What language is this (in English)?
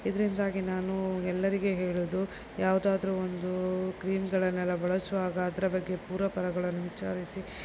Kannada